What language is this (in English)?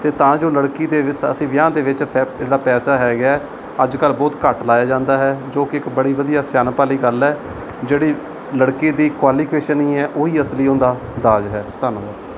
Punjabi